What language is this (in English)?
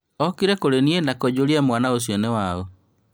Kikuyu